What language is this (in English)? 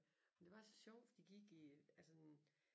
Danish